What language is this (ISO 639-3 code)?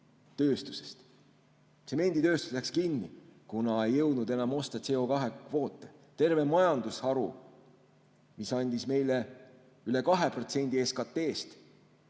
est